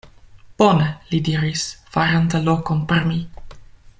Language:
Esperanto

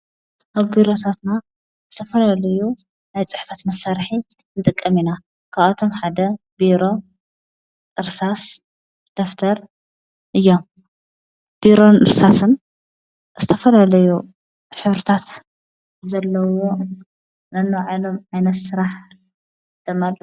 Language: Tigrinya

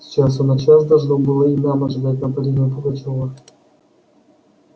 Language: Russian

